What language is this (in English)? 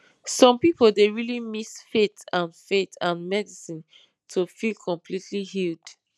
Nigerian Pidgin